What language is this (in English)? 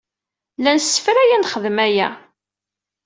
Kabyle